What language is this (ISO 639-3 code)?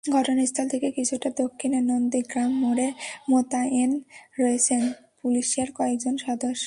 ben